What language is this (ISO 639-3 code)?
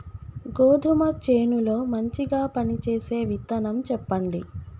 tel